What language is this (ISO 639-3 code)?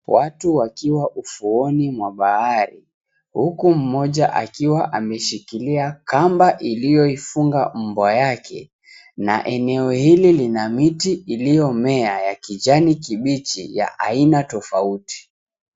swa